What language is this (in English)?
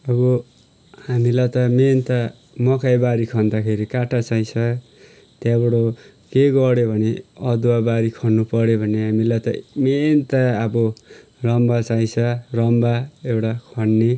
Nepali